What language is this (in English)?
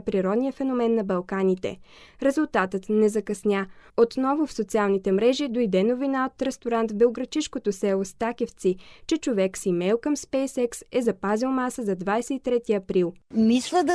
Bulgarian